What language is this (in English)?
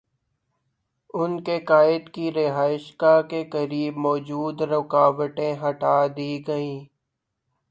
Urdu